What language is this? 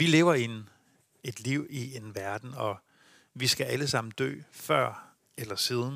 Danish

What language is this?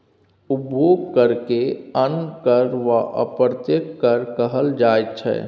Maithili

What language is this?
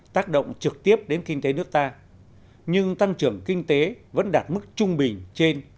Vietnamese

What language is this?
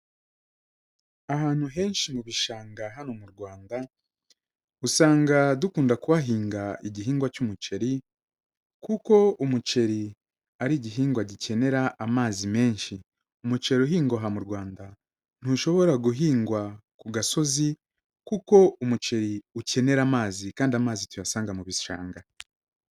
Kinyarwanda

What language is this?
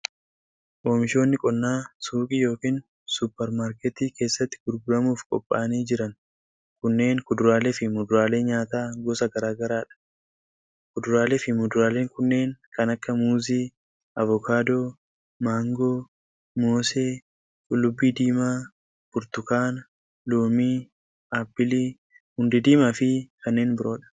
Oromo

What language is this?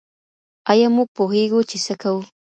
Pashto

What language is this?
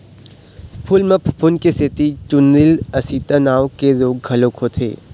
Chhattisgarhi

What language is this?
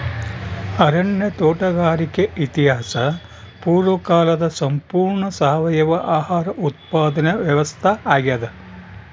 Kannada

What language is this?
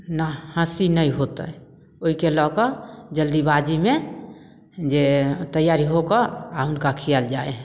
Maithili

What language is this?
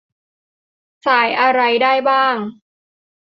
Thai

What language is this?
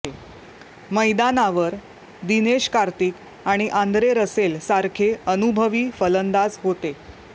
Marathi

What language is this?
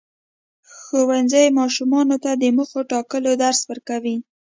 Pashto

